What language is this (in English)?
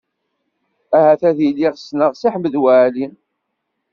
Kabyle